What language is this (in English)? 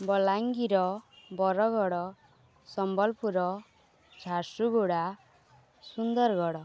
Odia